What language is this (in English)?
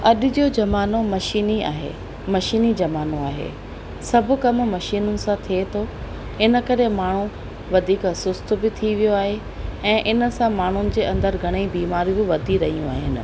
Sindhi